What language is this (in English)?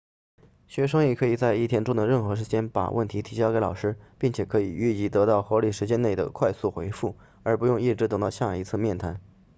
Chinese